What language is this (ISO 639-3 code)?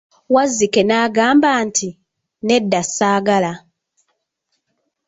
lug